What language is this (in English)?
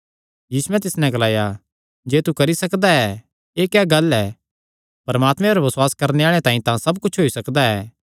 Kangri